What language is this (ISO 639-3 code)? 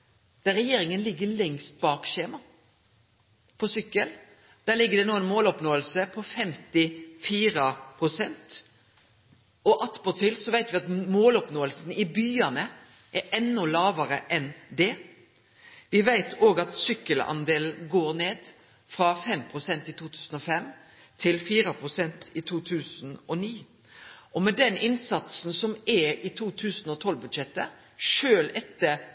nno